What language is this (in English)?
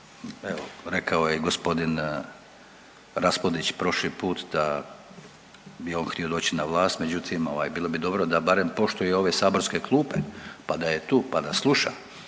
Croatian